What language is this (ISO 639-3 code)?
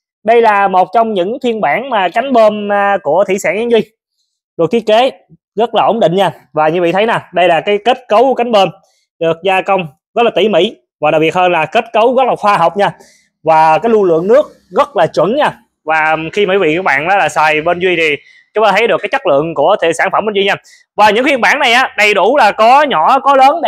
vie